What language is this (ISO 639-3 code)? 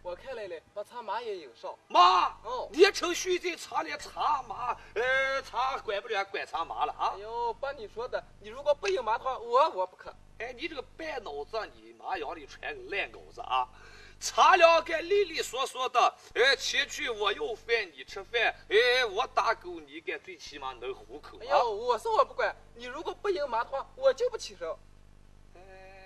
zho